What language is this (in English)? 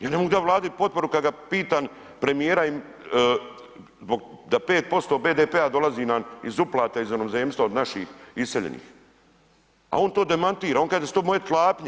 Croatian